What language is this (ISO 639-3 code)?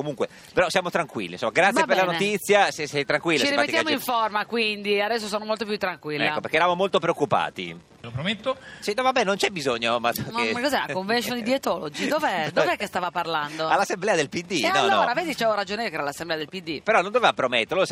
ita